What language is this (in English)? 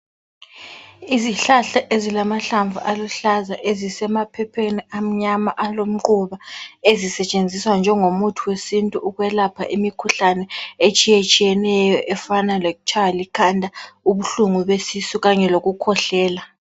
North Ndebele